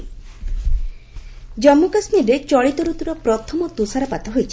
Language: Odia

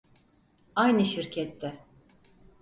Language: Turkish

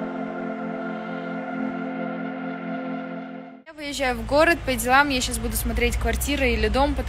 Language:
Russian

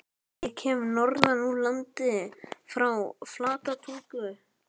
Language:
Icelandic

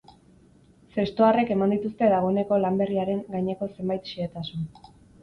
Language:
Basque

